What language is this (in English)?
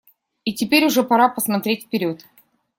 Russian